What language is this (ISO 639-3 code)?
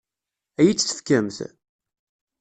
kab